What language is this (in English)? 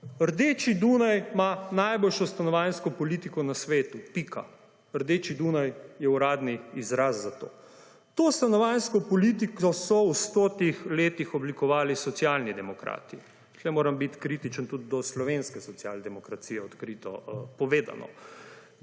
Slovenian